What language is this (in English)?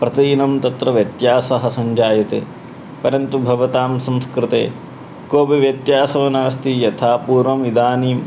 Sanskrit